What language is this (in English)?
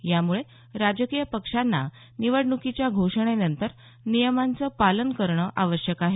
Marathi